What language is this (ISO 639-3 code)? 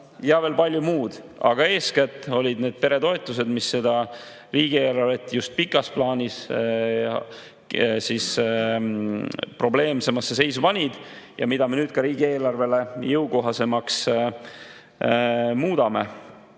est